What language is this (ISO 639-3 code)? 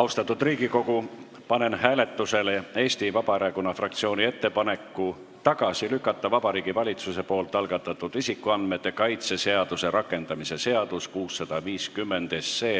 est